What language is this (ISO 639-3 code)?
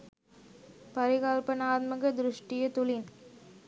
sin